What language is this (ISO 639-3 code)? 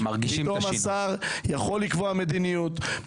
heb